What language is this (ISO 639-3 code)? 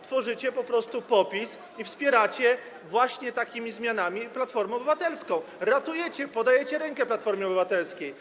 pol